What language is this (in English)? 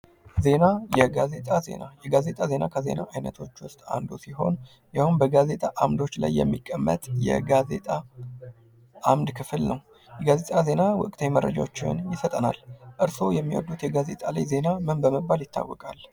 Amharic